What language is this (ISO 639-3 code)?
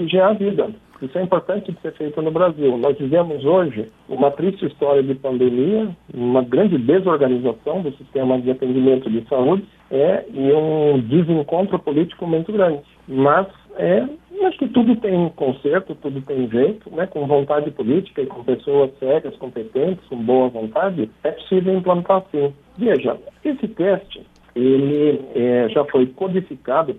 por